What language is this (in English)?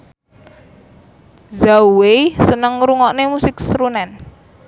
Javanese